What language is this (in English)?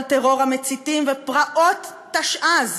Hebrew